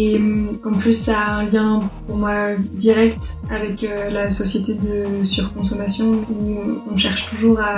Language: French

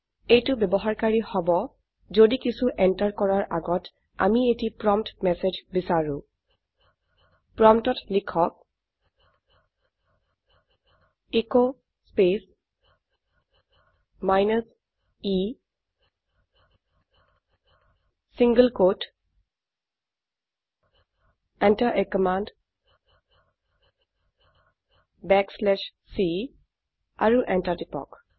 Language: Assamese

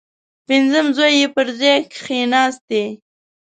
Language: Pashto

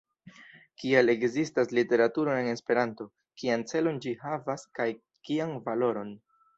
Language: Esperanto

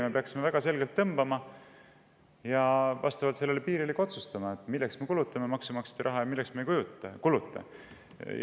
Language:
Estonian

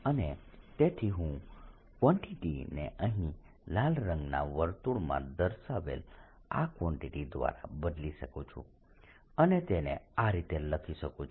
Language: Gujarati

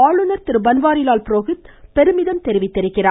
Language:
Tamil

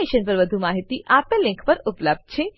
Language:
Gujarati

